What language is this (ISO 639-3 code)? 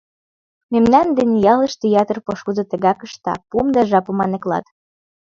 chm